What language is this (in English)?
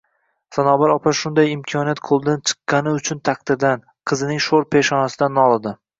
Uzbek